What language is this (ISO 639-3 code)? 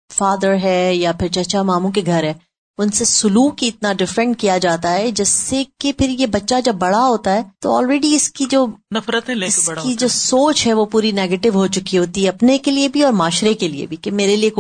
urd